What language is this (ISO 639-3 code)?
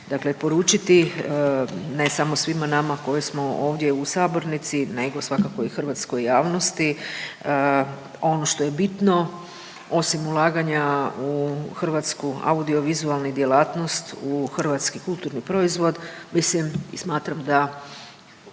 hrv